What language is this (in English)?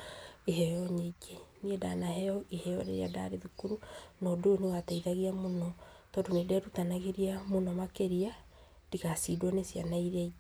Kikuyu